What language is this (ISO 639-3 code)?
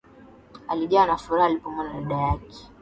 swa